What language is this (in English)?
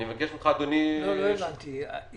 Hebrew